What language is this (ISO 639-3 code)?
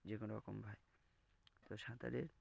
ben